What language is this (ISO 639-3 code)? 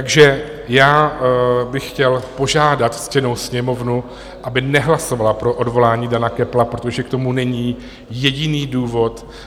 ces